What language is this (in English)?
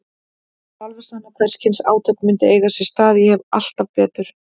Icelandic